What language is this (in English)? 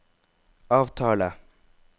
Norwegian